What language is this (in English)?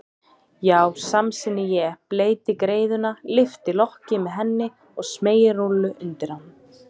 Icelandic